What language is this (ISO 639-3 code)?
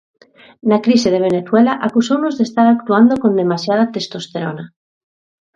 glg